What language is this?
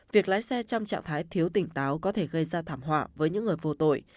Vietnamese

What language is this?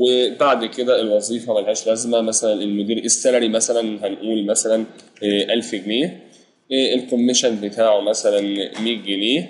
Arabic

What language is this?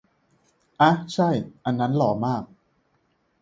Thai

